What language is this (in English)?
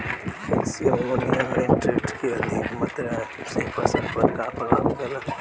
Bhojpuri